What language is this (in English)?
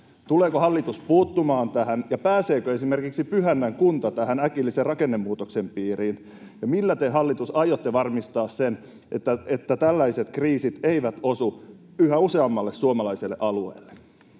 Finnish